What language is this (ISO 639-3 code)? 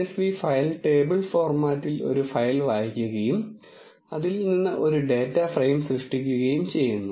mal